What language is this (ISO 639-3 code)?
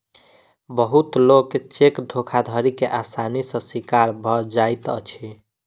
mai